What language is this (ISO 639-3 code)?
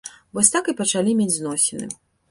bel